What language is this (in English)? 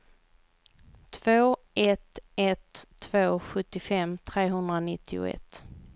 Swedish